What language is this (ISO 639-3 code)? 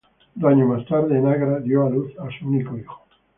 spa